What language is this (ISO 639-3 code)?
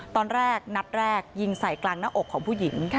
tha